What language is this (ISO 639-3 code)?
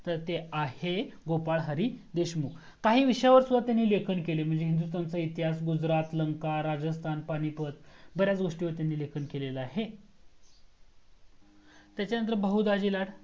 mar